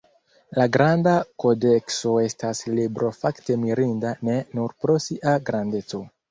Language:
Esperanto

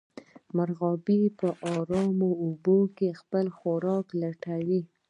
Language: Pashto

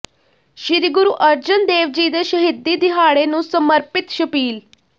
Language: Punjabi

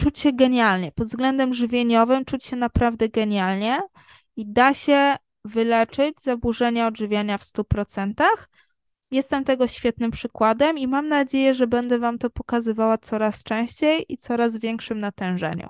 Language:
Polish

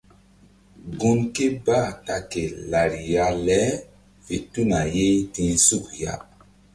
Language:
Mbum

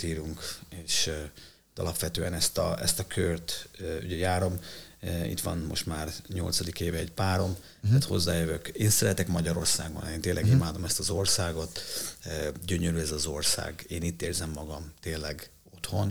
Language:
Hungarian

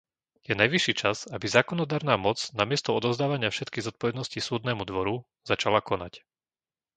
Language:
Slovak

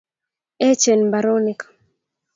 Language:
Kalenjin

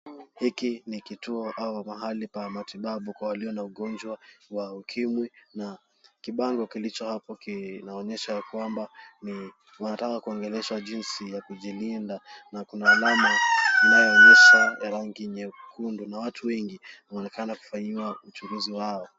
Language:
Swahili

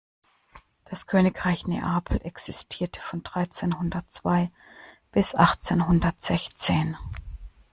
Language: German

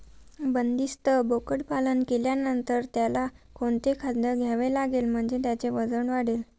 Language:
Marathi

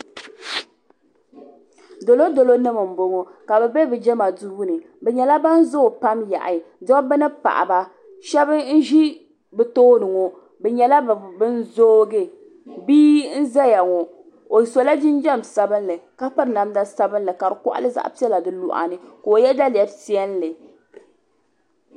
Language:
Dagbani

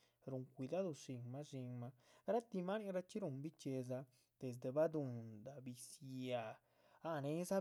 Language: Chichicapan Zapotec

